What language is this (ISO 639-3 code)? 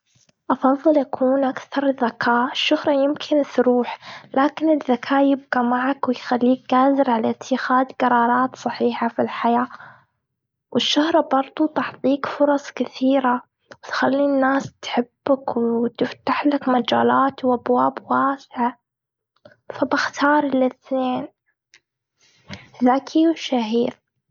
afb